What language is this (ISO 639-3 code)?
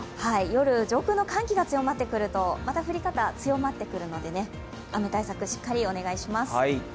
jpn